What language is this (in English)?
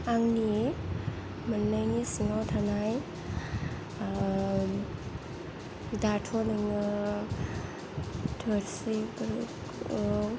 Bodo